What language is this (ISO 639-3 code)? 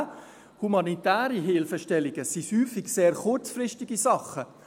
gsw